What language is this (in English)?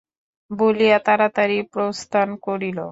Bangla